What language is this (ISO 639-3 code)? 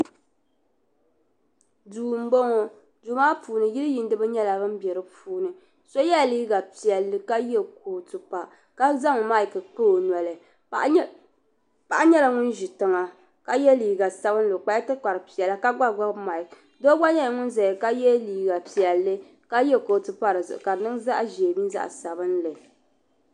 dag